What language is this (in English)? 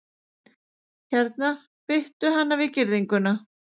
Icelandic